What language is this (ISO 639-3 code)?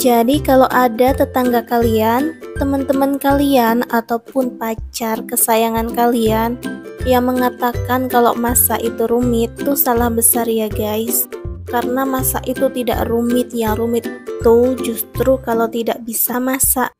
ind